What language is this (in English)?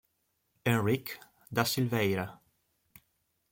Italian